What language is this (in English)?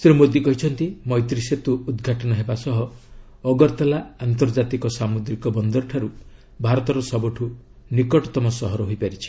Odia